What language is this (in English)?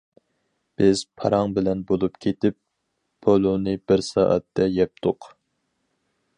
Uyghur